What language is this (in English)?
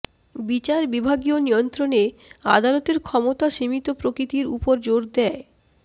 Bangla